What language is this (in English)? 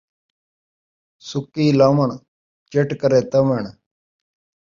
Saraiki